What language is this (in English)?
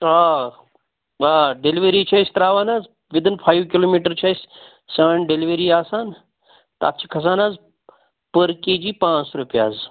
Kashmiri